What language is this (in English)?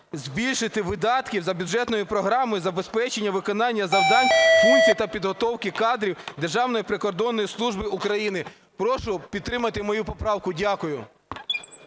Ukrainian